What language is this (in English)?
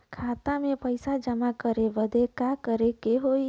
Bhojpuri